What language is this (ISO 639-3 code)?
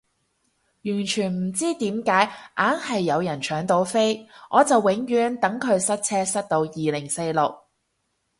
yue